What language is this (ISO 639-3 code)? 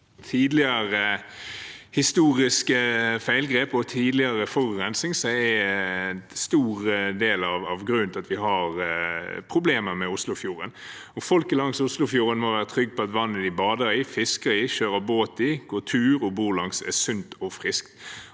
nor